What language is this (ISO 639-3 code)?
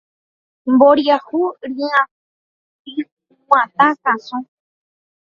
grn